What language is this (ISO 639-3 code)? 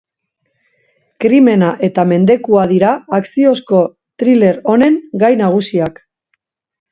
eus